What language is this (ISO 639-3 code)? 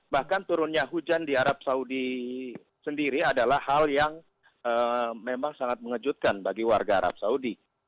ind